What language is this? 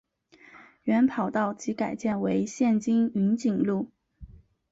Chinese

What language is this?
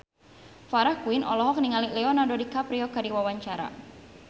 Sundanese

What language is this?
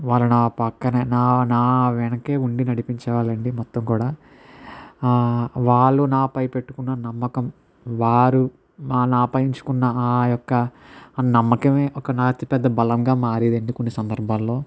Telugu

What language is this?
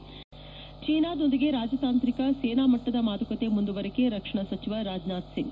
Kannada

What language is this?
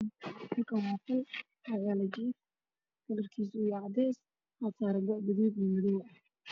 Somali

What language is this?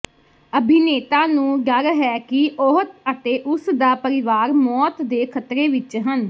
Punjabi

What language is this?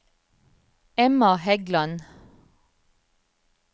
Norwegian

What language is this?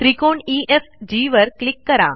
Marathi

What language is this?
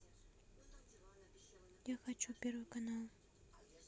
Russian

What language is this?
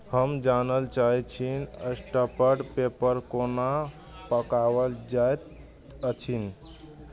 Maithili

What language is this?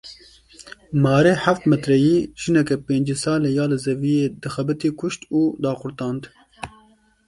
Kurdish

